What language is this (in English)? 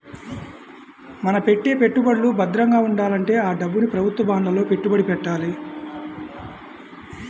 Telugu